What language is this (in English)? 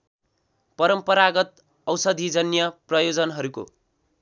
Nepali